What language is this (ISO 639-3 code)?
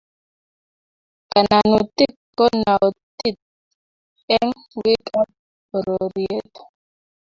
kln